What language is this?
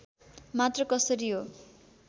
Nepali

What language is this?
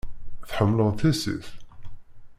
Kabyle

